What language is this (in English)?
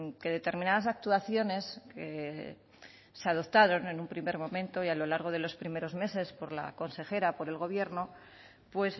Spanish